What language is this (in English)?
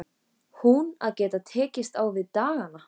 Icelandic